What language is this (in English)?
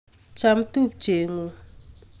Kalenjin